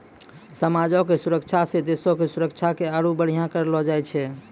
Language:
Maithili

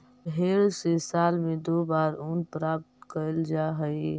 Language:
Magahi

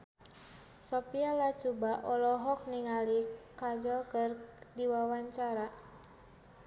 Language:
Sundanese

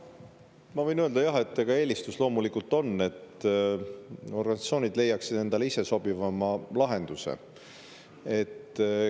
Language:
Estonian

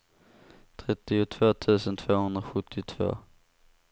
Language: Swedish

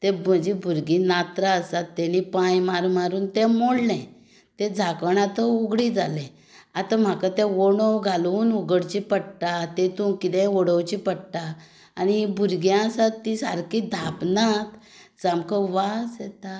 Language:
Konkani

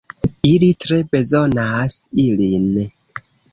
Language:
Esperanto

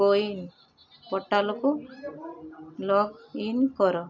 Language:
Odia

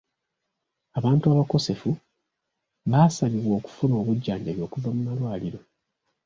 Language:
Ganda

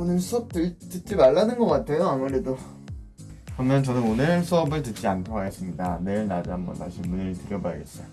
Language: Korean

